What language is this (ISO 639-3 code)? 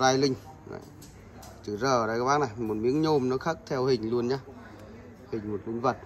vie